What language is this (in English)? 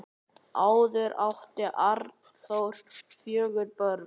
Icelandic